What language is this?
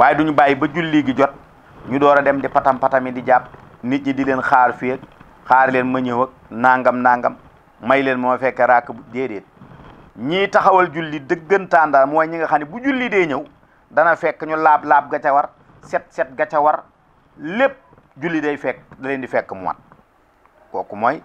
Indonesian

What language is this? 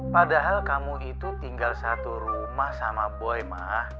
Indonesian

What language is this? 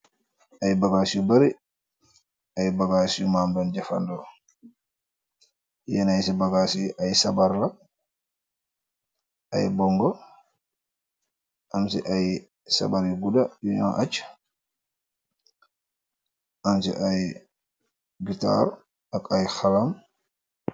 Wolof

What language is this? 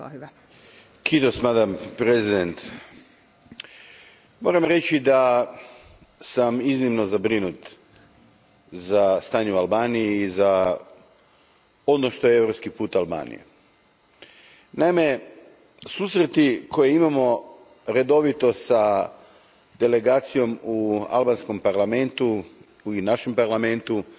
Croatian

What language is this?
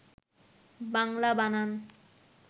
Bangla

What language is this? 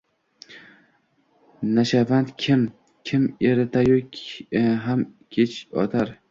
Uzbek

